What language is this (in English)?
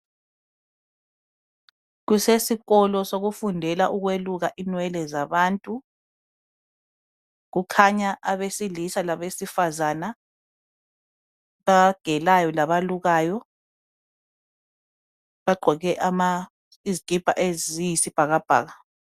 North Ndebele